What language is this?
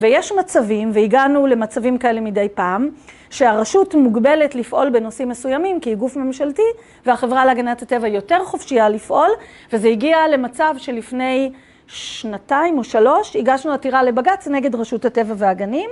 Hebrew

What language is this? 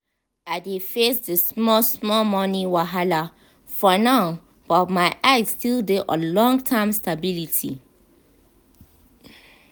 Nigerian Pidgin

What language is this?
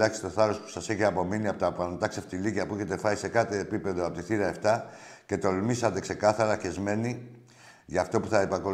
Greek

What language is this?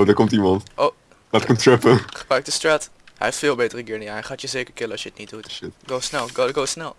Dutch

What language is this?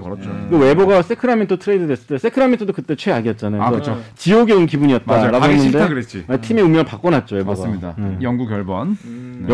Korean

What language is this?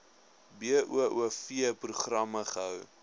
Afrikaans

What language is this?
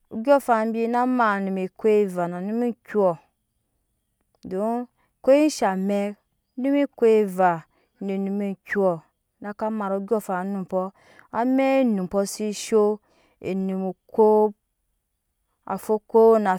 Nyankpa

